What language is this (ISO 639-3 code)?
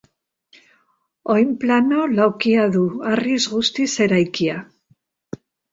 eus